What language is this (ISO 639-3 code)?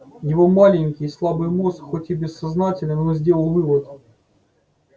rus